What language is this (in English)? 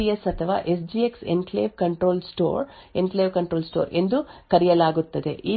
Kannada